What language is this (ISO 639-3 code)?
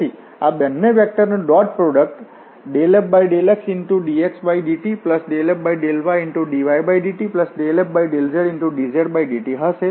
guj